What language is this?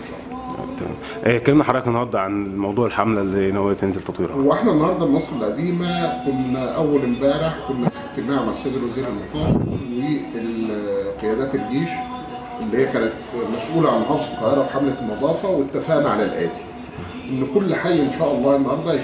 Arabic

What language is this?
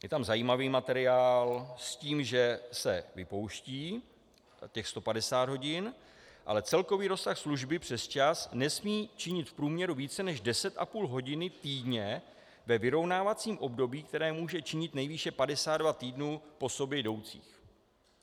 Czech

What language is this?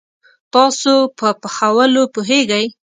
Pashto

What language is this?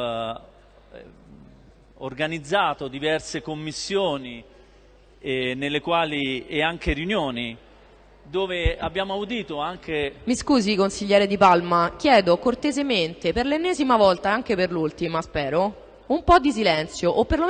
Italian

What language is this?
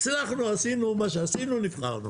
Hebrew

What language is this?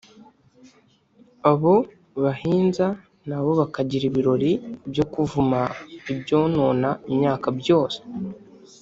Kinyarwanda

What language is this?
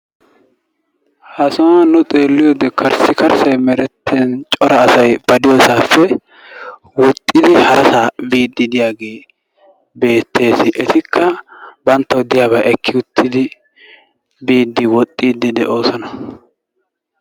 Wolaytta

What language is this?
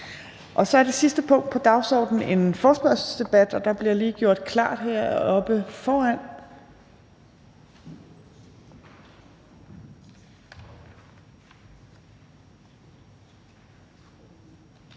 Danish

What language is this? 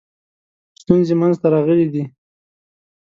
Pashto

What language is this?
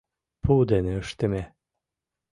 Mari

